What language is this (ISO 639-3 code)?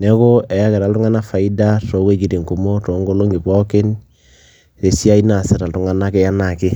mas